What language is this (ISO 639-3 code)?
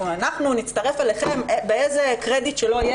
heb